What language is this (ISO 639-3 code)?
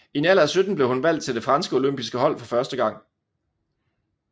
dan